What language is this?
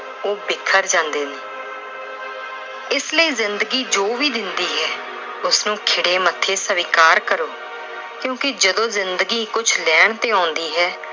Punjabi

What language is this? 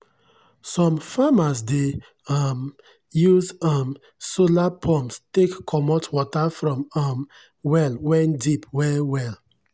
Nigerian Pidgin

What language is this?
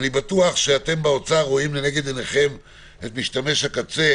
Hebrew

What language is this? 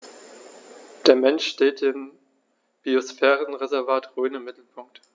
German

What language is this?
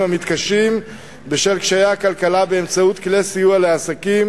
Hebrew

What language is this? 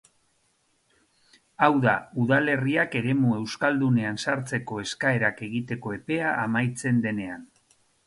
Basque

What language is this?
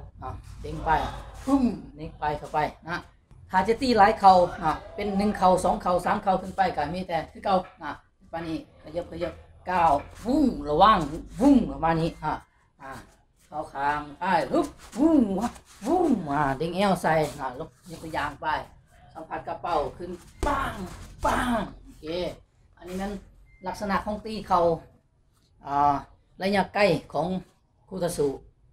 Thai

